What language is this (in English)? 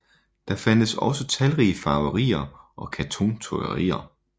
Danish